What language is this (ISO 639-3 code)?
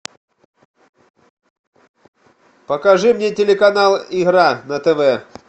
rus